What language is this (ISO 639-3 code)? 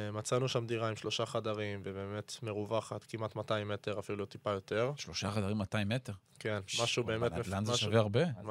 heb